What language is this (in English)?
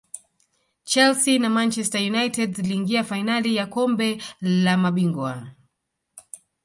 Swahili